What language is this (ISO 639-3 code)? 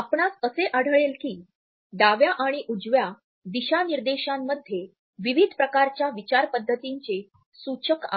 mar